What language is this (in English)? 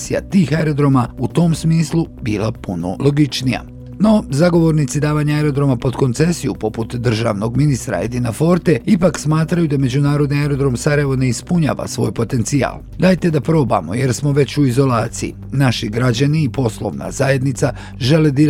Croatian